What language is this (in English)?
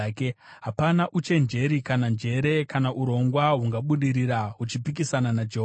Shona